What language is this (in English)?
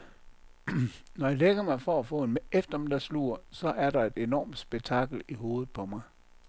Danish